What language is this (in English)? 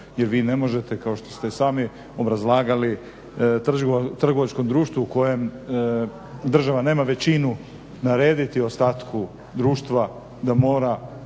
Croatian